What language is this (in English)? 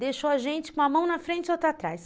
Portuguese